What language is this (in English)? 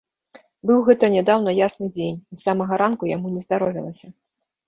Belarusian